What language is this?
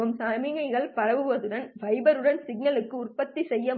Tamil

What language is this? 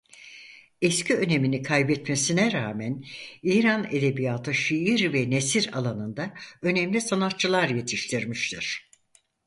Turkish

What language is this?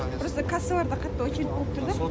Kazakh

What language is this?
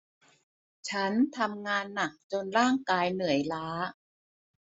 Thai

